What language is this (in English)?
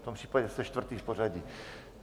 Czech